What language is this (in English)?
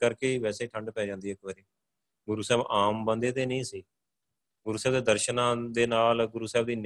Punjabi